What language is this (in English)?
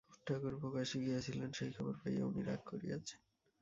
Bangla